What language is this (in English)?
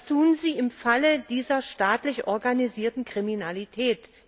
German